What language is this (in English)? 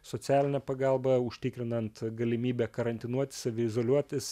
Lithuanian